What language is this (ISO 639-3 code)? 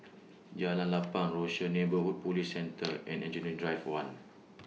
eng